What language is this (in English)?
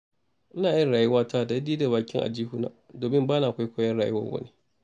Hausa